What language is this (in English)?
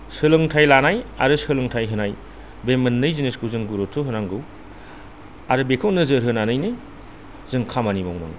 Bodo